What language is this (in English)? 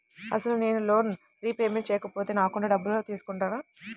Telugu